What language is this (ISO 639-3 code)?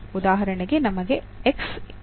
kan